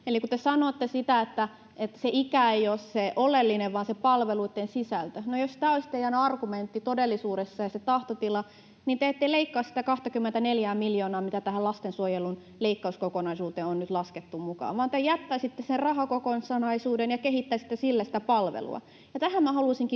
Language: Finnish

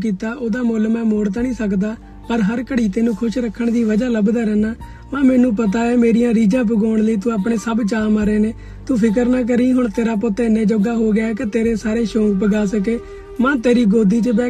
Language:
Punjabi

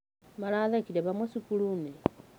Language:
Kikuyu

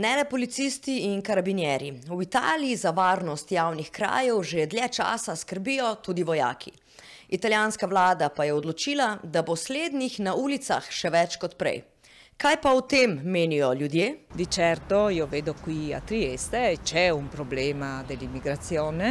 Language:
Italian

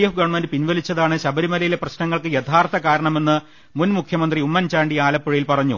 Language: Malayalam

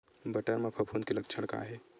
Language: Chhattisgarhi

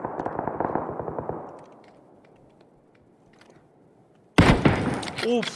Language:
Turkish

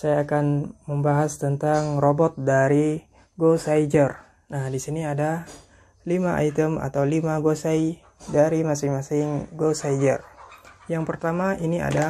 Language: Indonesian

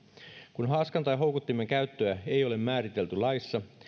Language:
Finnish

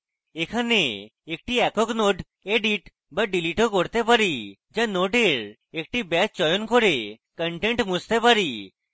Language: Bangla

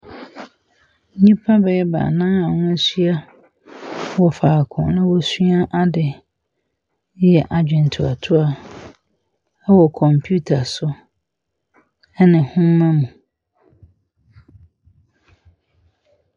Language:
Akan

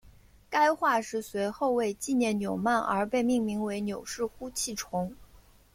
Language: Chinese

